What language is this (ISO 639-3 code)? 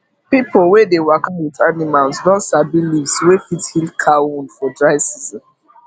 pcm